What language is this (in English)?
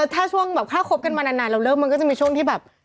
Thai